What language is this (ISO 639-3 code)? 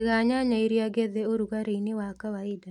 kik